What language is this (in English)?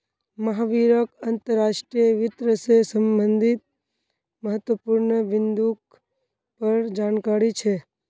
Magahi